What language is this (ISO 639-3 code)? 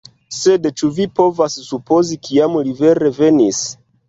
epo